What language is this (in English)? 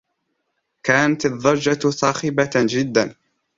Arabic